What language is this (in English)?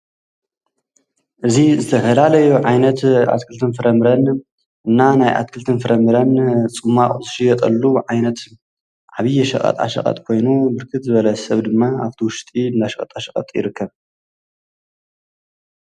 Tigrinya